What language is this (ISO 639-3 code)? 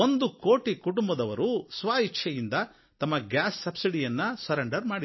kan